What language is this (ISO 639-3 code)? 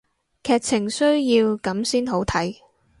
yue